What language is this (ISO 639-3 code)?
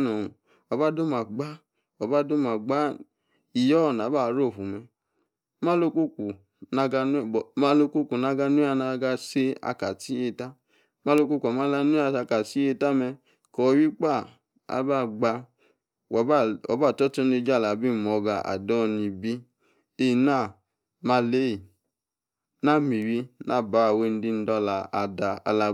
ekr